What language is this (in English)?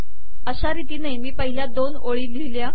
Marathi